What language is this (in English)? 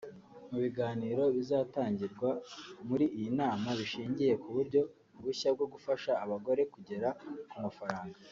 Kinyarwanda